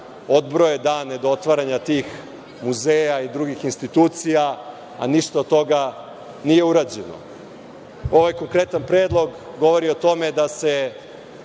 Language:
Serbian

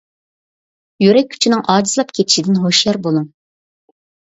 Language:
Uyghur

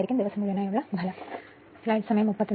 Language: Malayalam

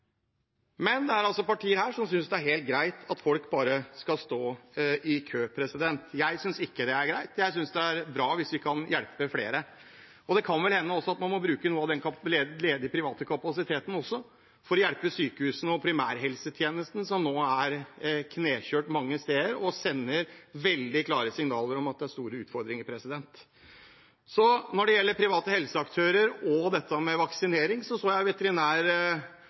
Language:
Norwegian Bokmål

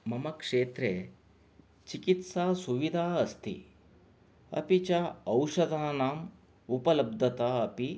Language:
Sanskrit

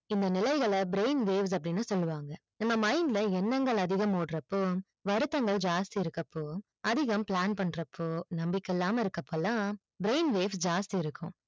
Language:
Tamil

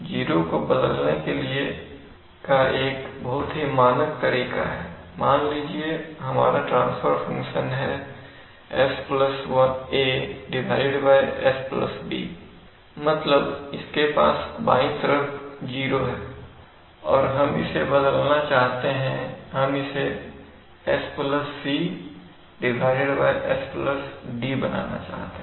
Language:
Hindi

